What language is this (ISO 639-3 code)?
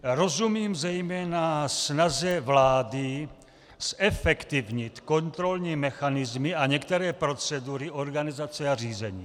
ces